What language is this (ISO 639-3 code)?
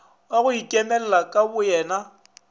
nso